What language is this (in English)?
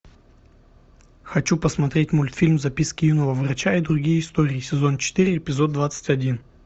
Russian